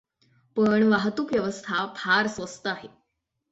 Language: Marathi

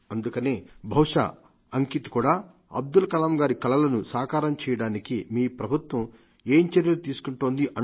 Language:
Telugu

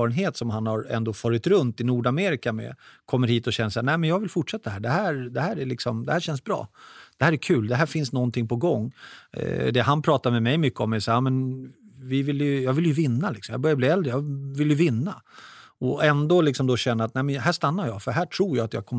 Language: Swedish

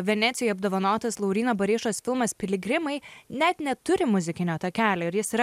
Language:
Lithuanian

